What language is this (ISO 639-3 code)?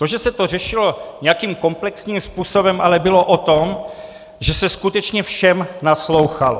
ces